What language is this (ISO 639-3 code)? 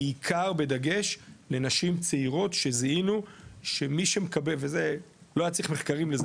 heb